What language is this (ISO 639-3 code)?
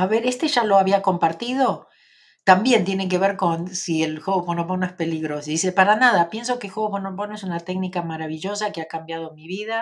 spa